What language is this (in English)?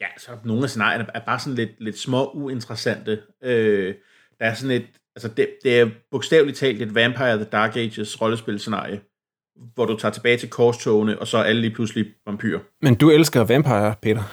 Danish